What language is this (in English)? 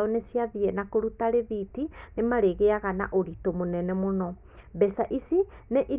Kikuyu